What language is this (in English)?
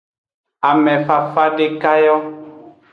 Aja (Benin)